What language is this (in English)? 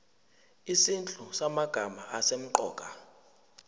Zulu